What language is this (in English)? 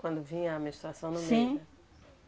Portuguese